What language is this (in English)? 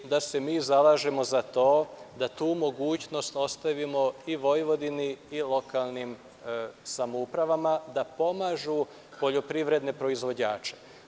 Serbian